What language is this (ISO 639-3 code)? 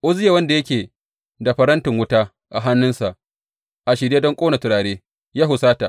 hau